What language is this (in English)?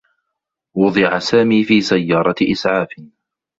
Arabic